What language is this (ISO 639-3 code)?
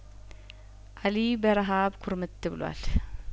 amh